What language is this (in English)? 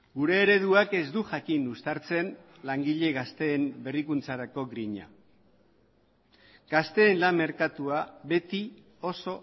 Basque